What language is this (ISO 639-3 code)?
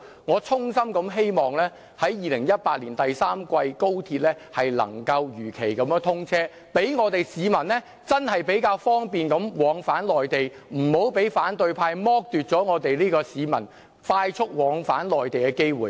yue